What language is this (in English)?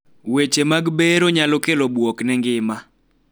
Luo (Kenya and Tanzania)